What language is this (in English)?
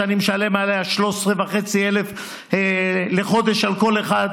Hebrew